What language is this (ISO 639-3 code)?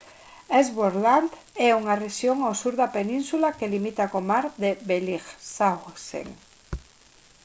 glg